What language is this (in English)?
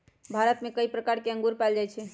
Magahi